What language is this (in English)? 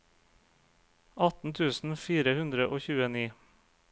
Norwegian